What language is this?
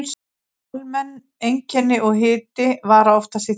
Icelandic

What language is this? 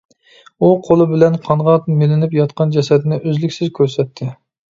Uyghur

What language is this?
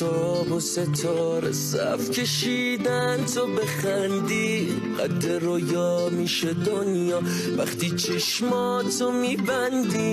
Persian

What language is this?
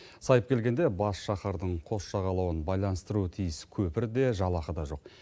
Kazakh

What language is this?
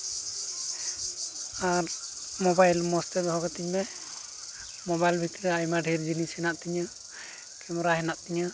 Santali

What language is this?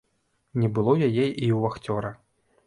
Belarusian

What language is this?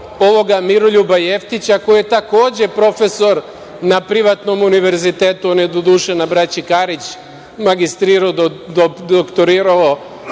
Serbian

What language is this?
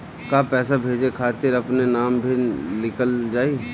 Bhojpuri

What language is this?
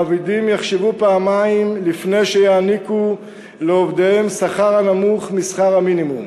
Hebrew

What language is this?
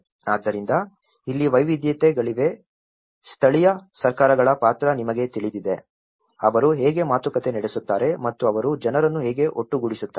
Kannada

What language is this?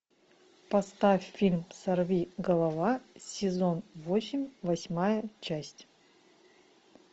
Russian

